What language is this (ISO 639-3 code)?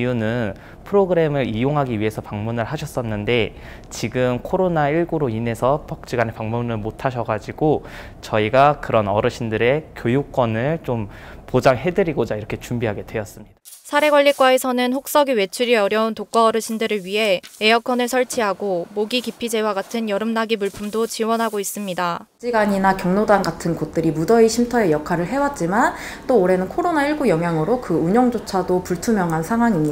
kor